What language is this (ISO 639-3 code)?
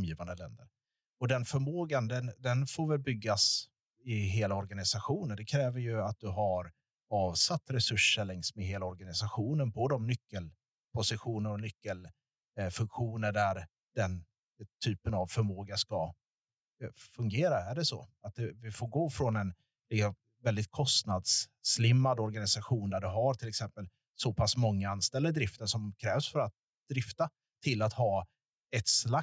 swe